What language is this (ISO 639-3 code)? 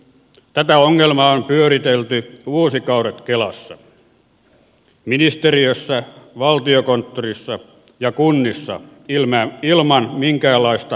fin